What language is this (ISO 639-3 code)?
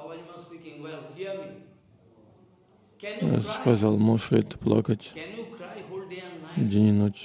rus